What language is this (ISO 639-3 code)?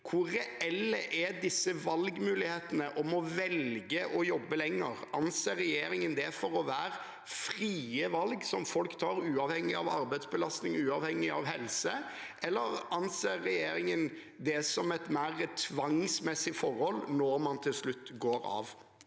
nor